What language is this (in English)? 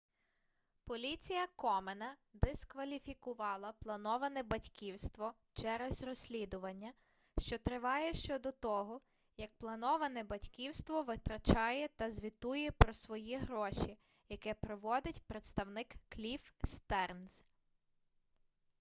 Ukrainian